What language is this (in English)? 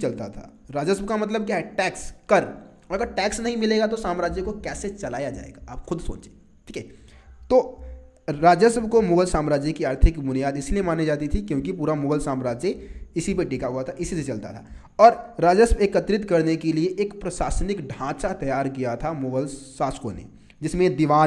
Hindi